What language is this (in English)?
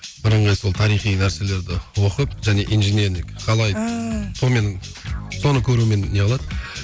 Kazakh